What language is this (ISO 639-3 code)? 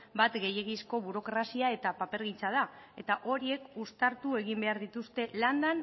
eus